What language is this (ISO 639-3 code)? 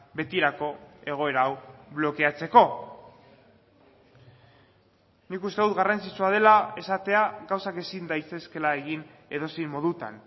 eus